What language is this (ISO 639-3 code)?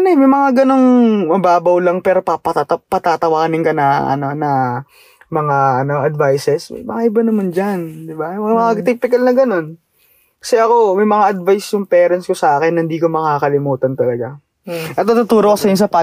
fil